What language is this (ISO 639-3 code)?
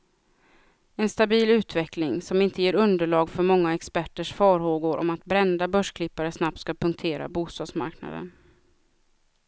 swe